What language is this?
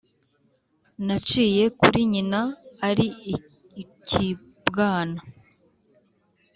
Kinyarwanda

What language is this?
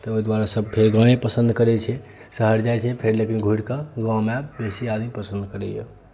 Maithili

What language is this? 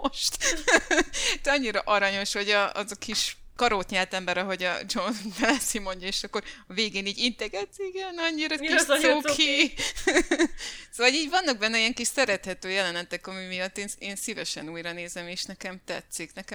Hungarian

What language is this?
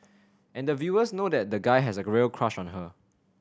English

